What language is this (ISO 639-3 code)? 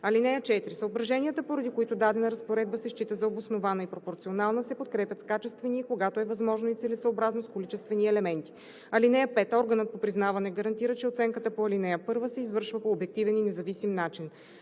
bul